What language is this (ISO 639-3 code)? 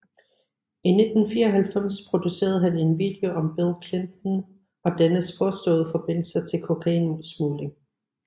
dan